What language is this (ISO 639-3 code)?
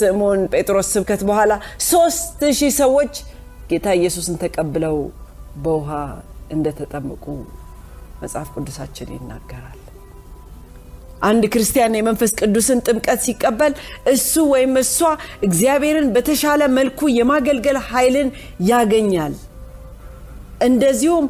amh